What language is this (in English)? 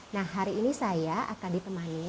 Indonesian